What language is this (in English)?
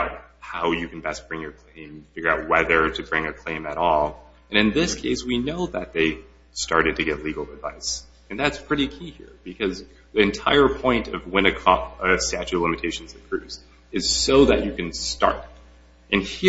English